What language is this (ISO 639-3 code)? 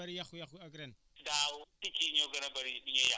wol